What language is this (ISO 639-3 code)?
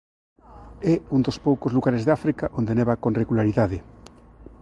glg